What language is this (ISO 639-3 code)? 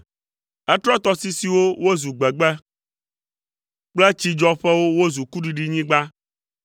ewe